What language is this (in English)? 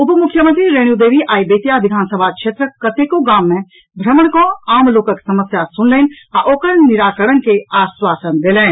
Maithili